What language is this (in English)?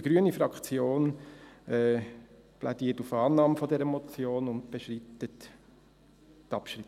Swiss German